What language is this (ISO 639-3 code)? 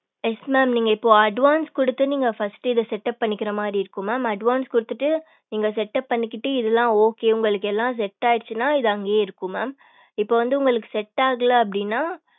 tam